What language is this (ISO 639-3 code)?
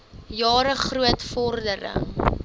afr